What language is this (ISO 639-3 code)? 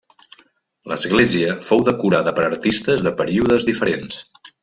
cat